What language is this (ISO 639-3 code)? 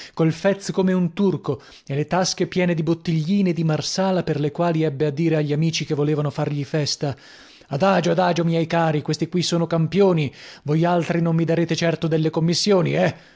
ita